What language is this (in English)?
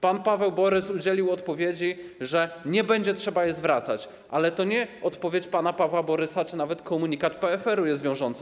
Polish